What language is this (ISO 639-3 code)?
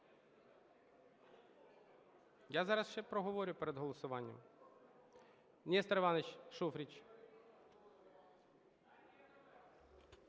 ukr